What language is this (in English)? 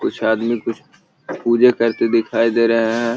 Magahi